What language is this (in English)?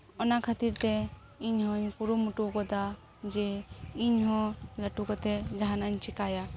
Santali